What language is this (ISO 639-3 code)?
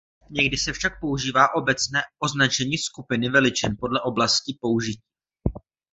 ces